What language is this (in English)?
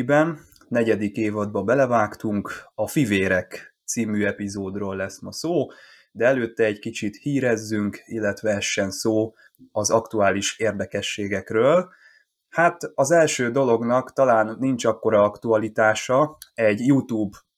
Hungarian